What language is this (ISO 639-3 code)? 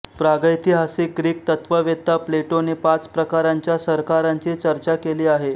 mar